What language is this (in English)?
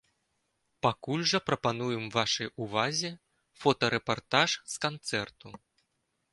Belarusian